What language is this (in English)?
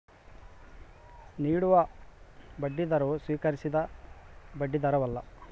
Kannada